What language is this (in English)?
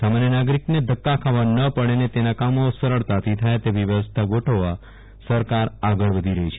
Gujarati